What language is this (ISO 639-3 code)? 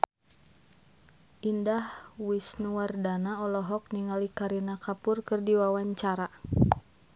sun